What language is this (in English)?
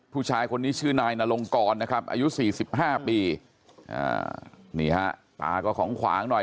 Thai